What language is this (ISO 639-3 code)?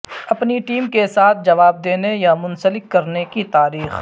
urd